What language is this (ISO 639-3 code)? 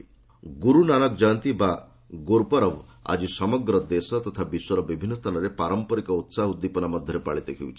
ori